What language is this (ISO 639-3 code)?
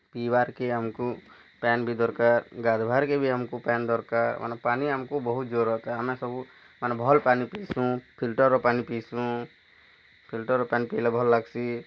ori